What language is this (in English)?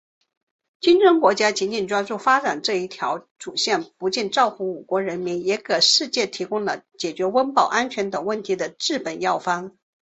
Chinese